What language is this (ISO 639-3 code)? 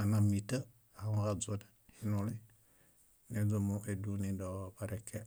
bda